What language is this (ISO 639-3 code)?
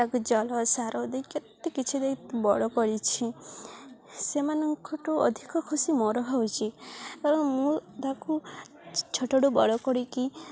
ori